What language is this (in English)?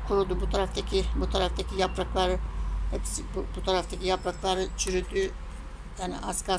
Turkish